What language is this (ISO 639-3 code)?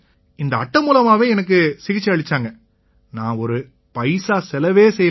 tam